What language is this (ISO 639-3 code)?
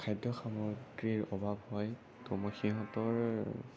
asm